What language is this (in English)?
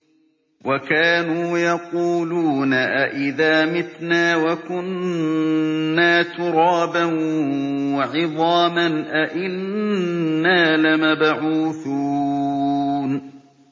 Arabic